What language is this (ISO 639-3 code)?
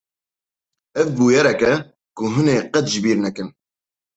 kur